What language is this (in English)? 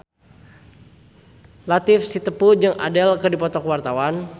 Sundanese